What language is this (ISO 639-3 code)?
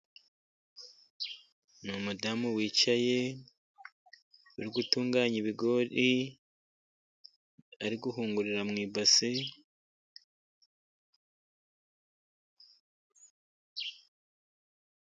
kin